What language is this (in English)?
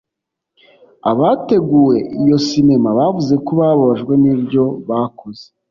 Kinyarwanda